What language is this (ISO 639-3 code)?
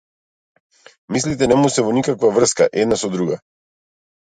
mkd